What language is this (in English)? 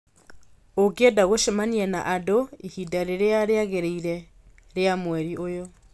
Kikuyu